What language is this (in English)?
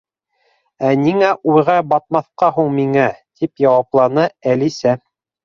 Bashkir